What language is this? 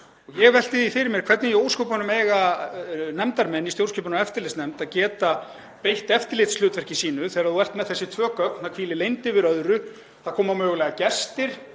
Icelandic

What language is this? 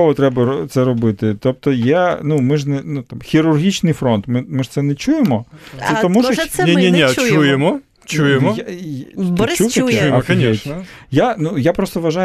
Ukrainian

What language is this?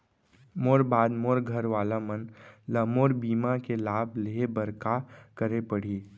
Chhattisgarhi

